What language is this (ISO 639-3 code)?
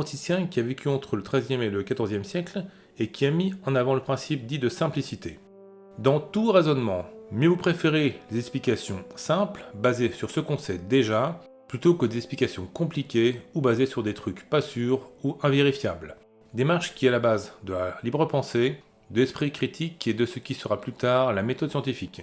fra